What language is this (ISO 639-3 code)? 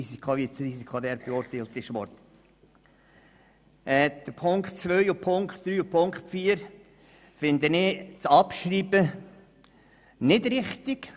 gsw